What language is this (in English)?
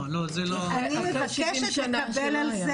Hebrew